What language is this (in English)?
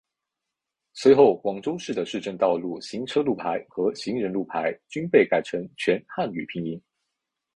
Chinese